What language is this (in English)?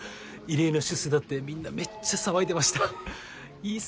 Japanese